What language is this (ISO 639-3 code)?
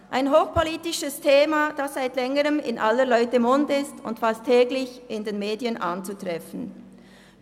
gsw